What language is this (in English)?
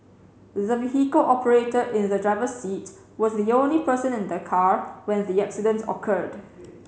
English